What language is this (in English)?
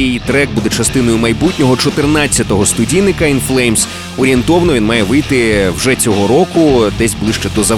Ukrainian